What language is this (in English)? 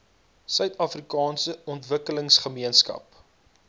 Afrikaans